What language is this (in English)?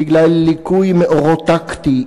Hebrew